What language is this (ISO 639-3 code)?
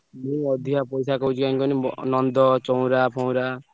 ori